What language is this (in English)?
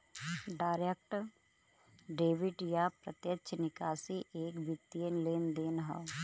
Bhojpuri